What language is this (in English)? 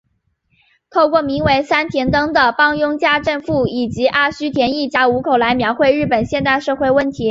Chinese